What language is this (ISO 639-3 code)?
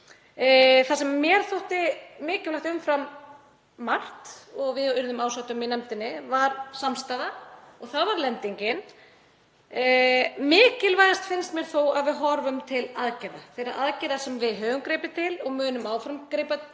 isl